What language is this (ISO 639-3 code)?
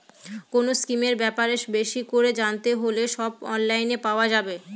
ben